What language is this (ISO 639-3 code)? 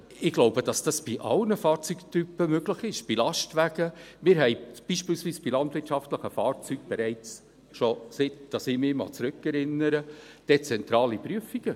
gsw